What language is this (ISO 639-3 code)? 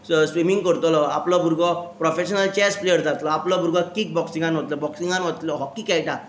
kok